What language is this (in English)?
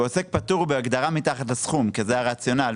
Hebrew